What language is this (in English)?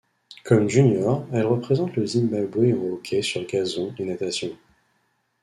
French